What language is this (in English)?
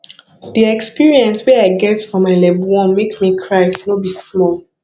Nigerian Pidgin